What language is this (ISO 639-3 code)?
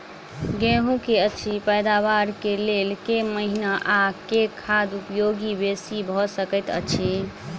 mai